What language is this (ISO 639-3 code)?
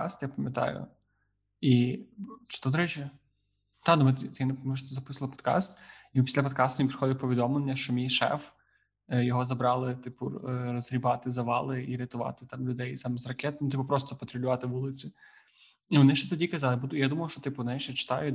ukr